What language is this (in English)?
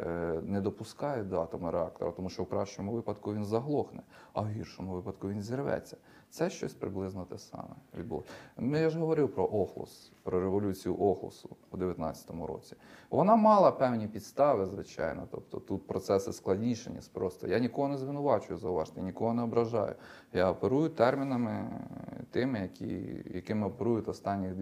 Ukrainian